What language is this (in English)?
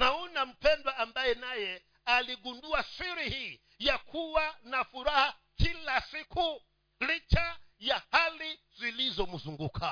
Swahili